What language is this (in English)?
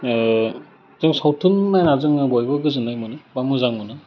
Bodo